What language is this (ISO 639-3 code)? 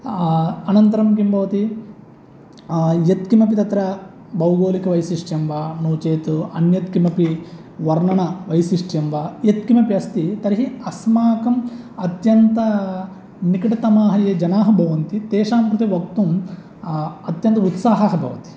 san